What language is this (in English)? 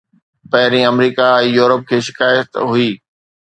Sindhi